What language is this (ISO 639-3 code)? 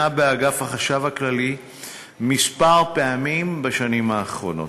heb